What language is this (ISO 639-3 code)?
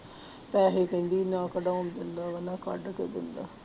pan